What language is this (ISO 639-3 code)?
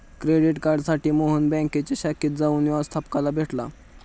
mar